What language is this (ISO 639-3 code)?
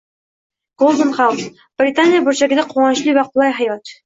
uzb